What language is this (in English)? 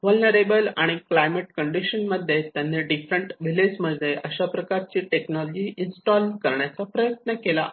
Marathi